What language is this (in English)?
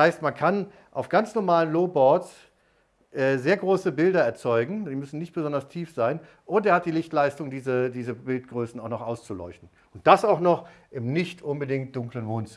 German